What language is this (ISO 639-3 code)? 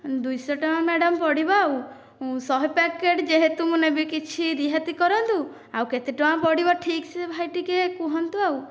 ori